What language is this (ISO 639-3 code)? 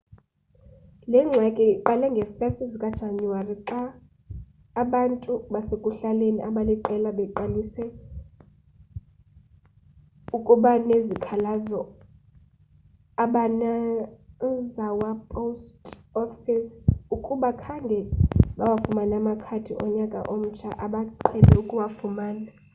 xho